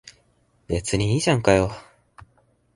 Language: Japanese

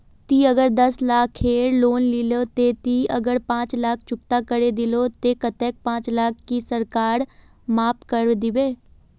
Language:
Magahi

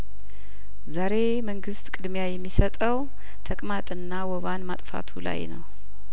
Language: Amharic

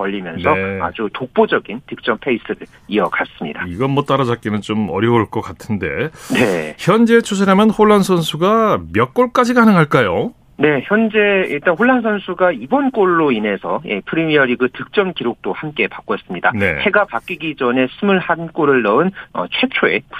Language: Korean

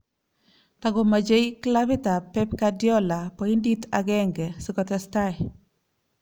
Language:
Kalenjin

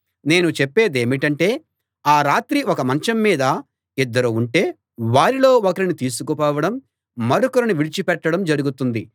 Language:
Telugu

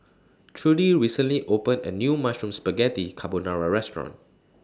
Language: English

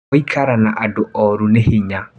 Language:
Kikuyu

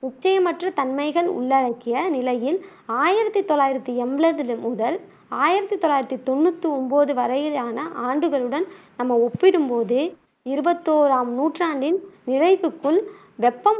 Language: Tamil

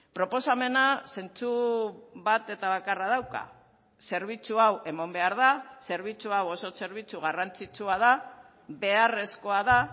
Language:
Basque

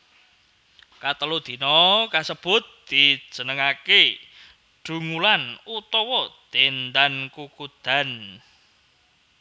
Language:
Javanese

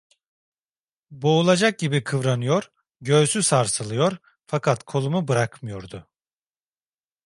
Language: Turkish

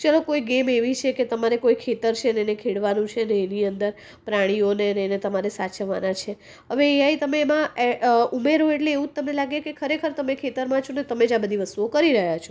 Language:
Gujarati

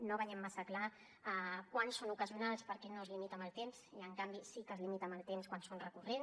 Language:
Catalan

